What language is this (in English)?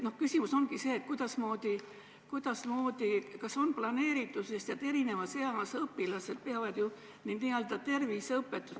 Estonian